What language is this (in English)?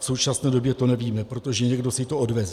Czech